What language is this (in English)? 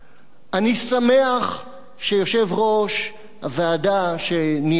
Hebrew